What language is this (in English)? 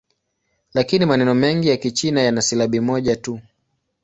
Swahili